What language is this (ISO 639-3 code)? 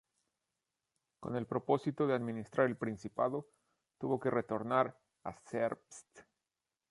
spa